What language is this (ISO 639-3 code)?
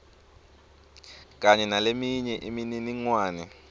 ssw